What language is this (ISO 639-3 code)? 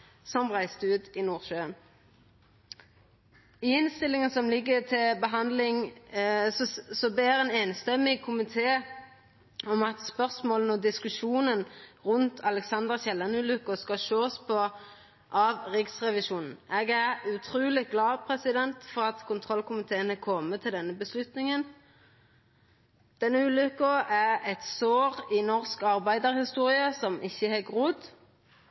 nno